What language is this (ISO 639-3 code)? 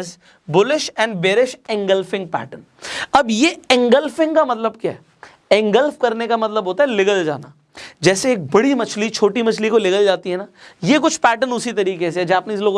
hin